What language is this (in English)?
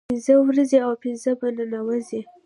Pashto